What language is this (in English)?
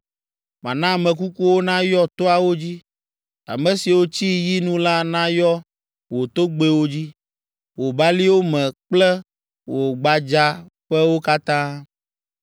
Ewe